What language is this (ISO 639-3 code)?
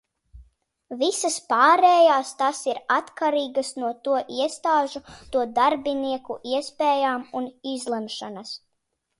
lav